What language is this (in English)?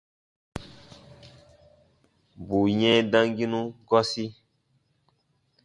Baatonum